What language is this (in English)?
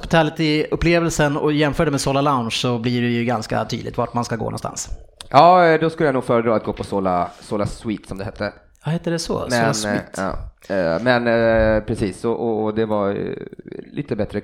Swedish